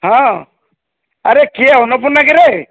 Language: Odia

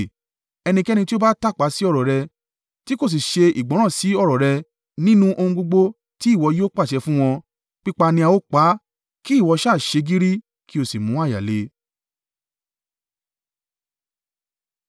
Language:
Yoruba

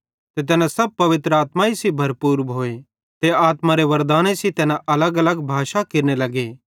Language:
Bhadrawahi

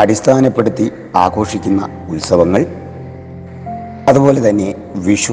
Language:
Malayalam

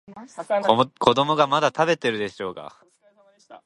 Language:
Japanese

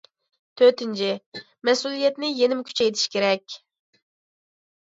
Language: Uyghur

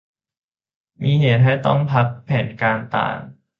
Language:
Thai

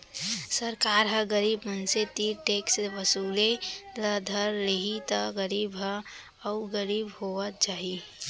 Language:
Chhattisgarhi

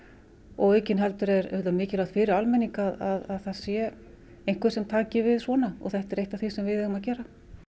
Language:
Icelandic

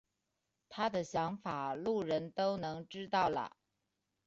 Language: Chinese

